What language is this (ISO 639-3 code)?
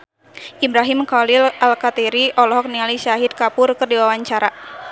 sun